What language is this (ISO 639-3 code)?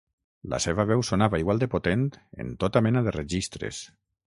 cat